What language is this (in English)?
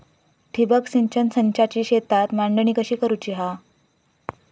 Marathi